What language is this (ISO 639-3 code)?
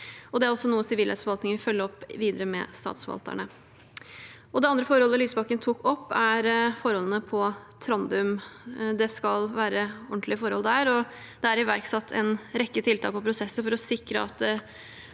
nor